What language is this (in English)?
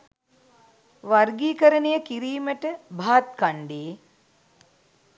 Sinhala